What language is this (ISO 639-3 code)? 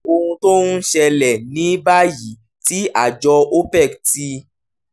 yor